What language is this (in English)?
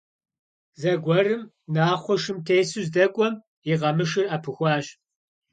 Kabardian